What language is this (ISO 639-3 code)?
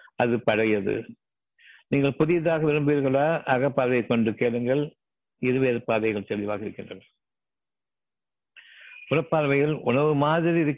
tam